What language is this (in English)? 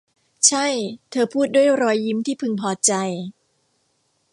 Thai